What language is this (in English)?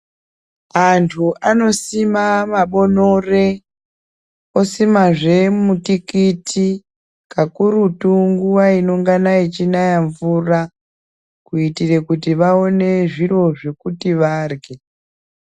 Ndau